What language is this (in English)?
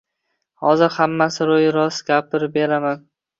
Uzbek